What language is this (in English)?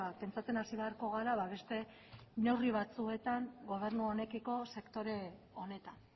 Basque